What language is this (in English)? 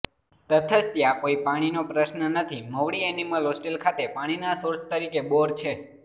Gujarati